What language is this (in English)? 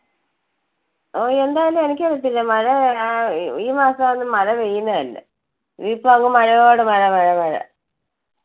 Malayalam